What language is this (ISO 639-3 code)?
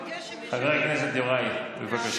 heb